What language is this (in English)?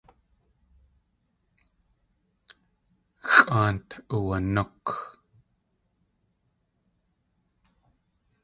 Tlingit